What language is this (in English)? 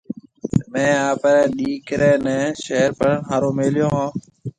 Marwari (Pakistan)